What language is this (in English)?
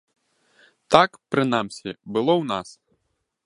Belarusian